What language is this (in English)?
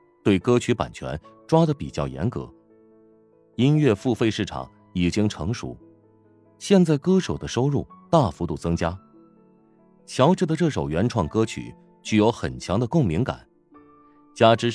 Chinese